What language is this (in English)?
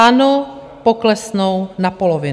Czech